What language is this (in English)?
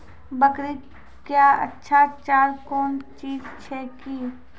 Maithili